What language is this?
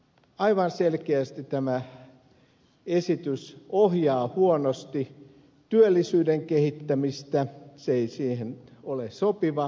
Finnish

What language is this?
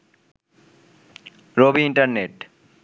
Bangla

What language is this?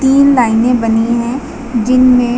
Hindi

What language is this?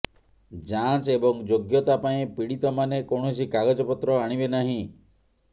Odia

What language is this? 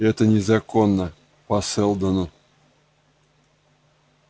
Russian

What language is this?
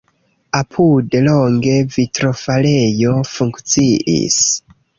Esperanto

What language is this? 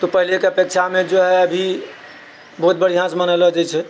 Maithili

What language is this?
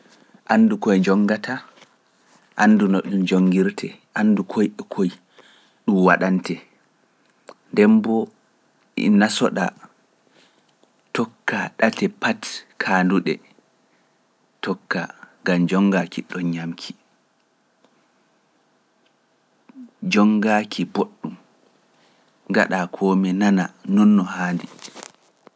Pular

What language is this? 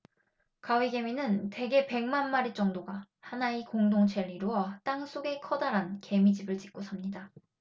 Korean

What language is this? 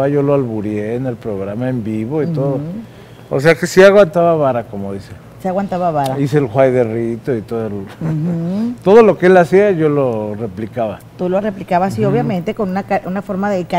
Spanish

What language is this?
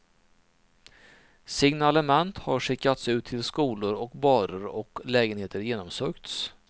Swedish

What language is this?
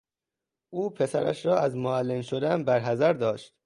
Persian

